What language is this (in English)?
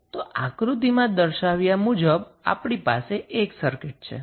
Gujarati